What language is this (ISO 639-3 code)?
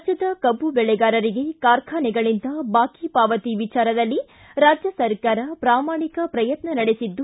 kan